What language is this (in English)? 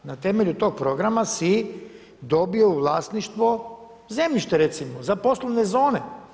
Croatian